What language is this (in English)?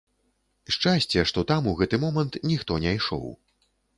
Belarusian